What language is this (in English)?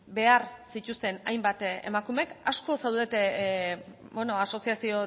Basque